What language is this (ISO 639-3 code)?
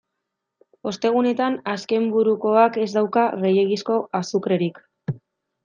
eus